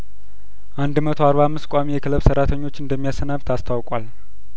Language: Amharic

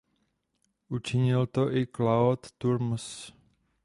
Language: Czech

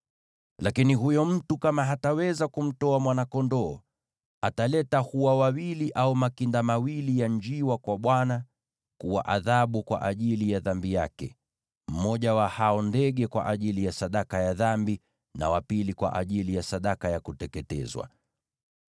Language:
Swahili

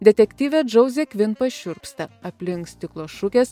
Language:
Lithuanian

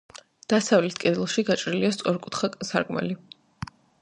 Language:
Georgian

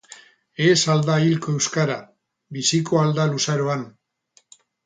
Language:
Basque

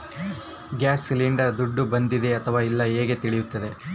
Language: Kannada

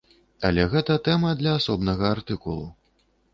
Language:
Belarusian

